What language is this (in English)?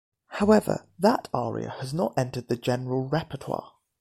English